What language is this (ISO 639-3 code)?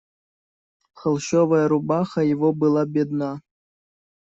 rus